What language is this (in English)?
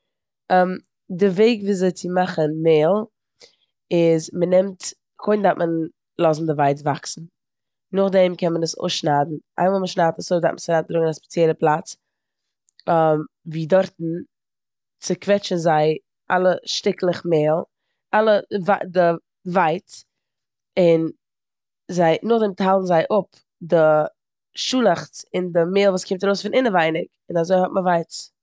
Yiddish